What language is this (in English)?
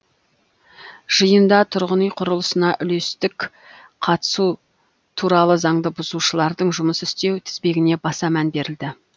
Kazakh